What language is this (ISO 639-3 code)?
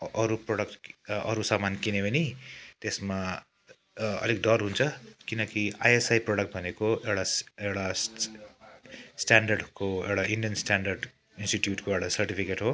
nep